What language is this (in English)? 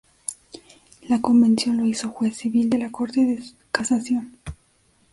Spanish